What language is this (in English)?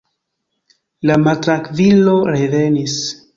Esperanto